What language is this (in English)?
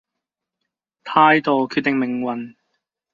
Cantonese